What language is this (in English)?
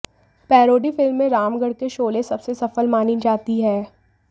Hindi